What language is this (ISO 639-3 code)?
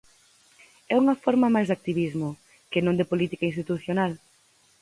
glg